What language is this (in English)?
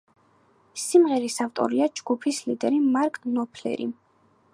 Georgian